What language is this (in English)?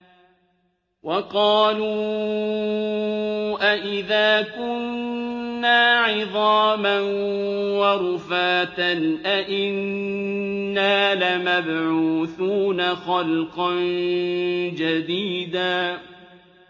Arabic